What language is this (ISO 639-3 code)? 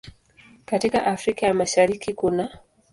swa